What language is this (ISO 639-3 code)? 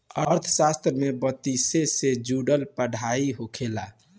bho